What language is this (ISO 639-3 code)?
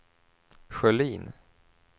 swe